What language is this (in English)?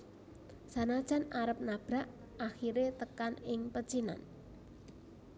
Javanese